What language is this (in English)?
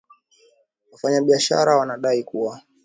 Swahili